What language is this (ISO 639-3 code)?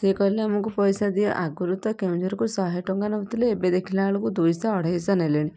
ori